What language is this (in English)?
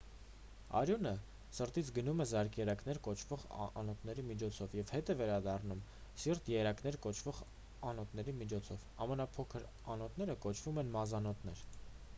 Armenian